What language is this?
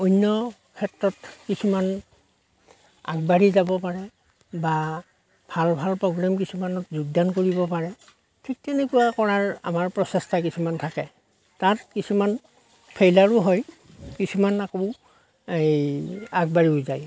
Assamese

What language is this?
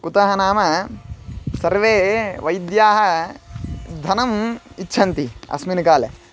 Sanskrit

